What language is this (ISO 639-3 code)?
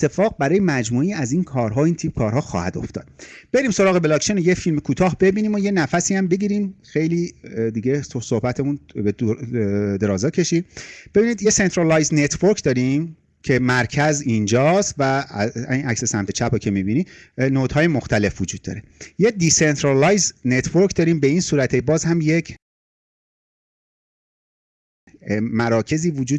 fas